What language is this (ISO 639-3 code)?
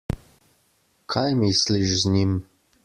slv